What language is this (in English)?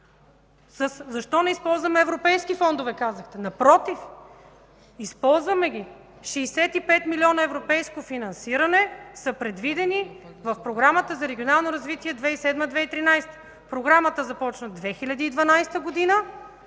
Bulgarian